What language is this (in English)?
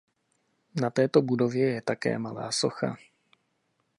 Czech